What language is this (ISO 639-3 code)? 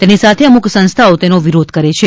guj